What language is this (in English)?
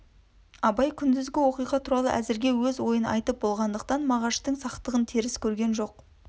Kazakh